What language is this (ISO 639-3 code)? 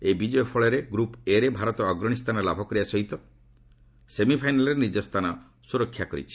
ori